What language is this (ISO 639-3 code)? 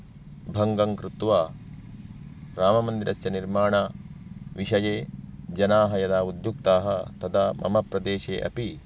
san